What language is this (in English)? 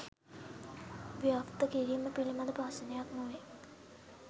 Sinhala